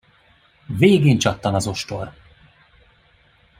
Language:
Hungarian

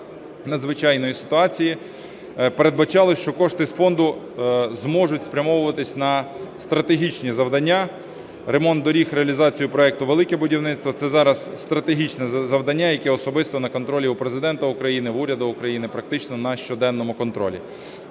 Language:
Ukrainian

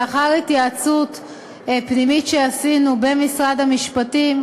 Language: Hebrew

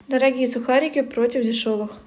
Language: Russian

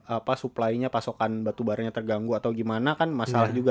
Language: Indonesian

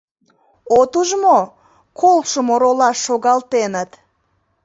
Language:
Mari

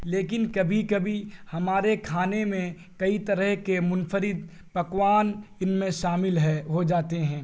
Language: Urdu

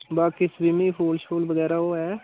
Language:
Dogri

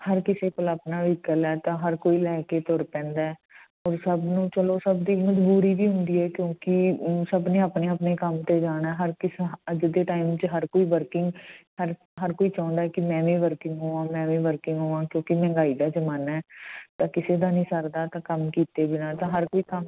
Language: Punjabi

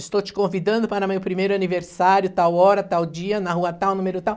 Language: Portuguese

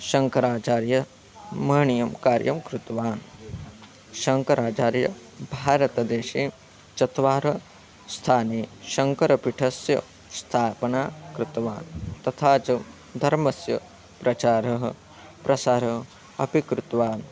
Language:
Sanskrit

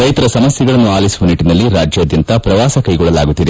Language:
Kannada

